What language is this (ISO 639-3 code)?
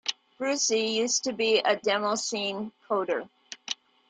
eng